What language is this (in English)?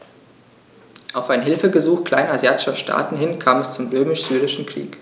German